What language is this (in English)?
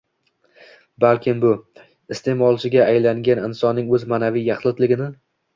Uzbek